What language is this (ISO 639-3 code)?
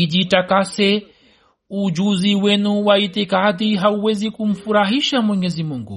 swa